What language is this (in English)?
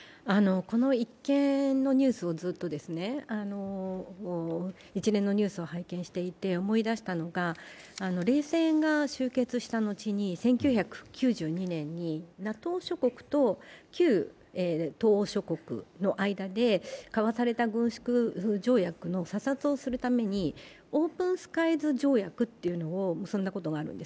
Japanese